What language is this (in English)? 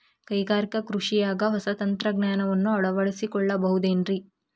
Kannada